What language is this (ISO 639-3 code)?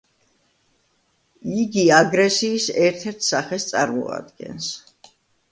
kat